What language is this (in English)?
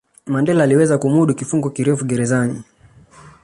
Swahili